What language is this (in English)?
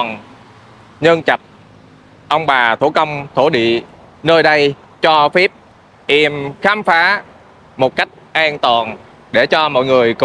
Vietnamese